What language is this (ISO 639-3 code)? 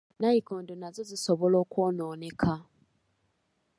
lug